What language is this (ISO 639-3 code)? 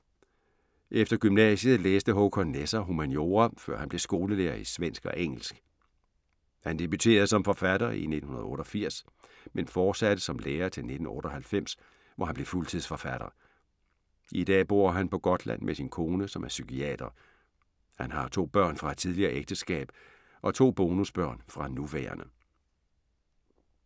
dan